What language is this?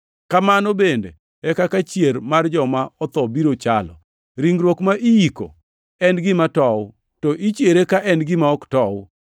Luo (Kenya and Tanzania)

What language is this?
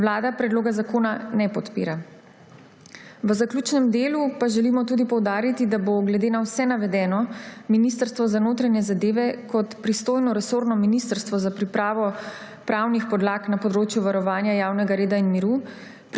Slovenian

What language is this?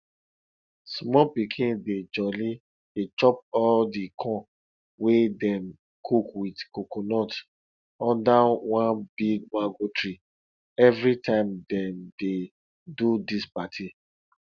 Nigerian Pidgin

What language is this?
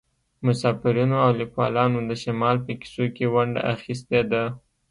Pashto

